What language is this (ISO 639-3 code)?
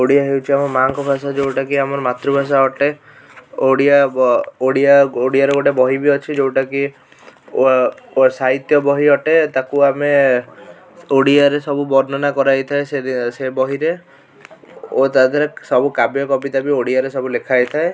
ori